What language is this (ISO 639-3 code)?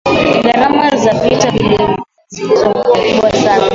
swa